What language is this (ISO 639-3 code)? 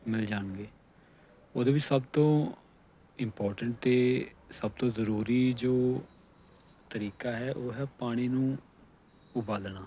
pan